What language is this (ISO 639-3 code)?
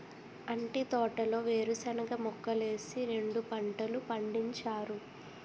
tel